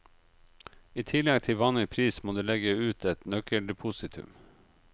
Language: Norwegian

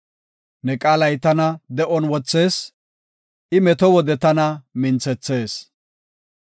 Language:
Gofa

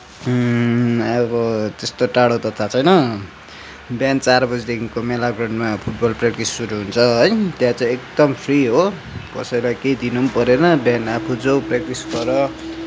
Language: Nepali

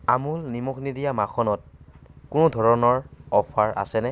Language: Assamese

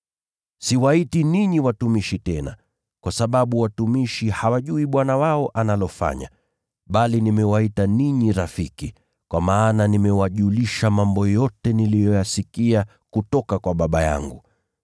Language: Swahili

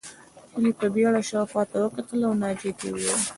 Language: Pashto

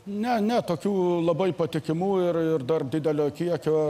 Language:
Lithuanian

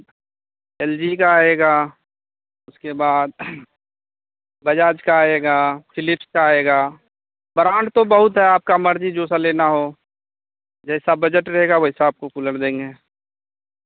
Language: Hindi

